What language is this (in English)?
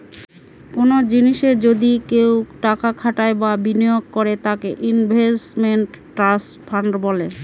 Bangla